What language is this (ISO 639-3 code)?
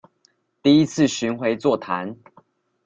zho